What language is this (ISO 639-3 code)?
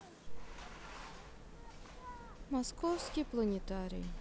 rus